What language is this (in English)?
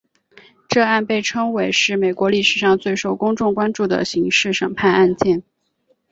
Chinese